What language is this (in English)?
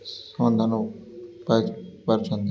Odia